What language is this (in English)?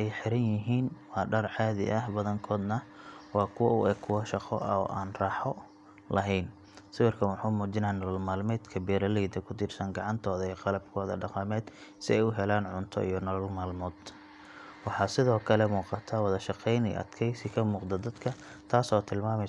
Somali